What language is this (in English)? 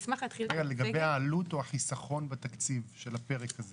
Hebrew